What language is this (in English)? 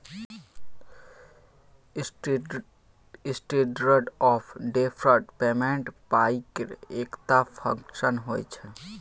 Maithili